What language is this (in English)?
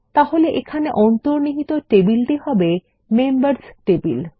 Bangla